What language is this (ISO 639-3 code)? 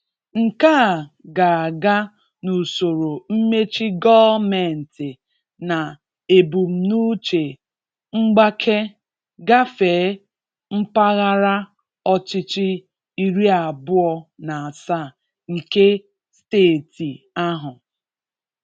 ibo